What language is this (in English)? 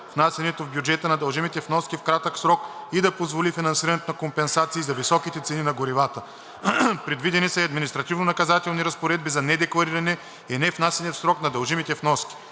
Bulgarian